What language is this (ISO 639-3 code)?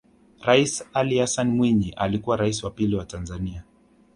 swa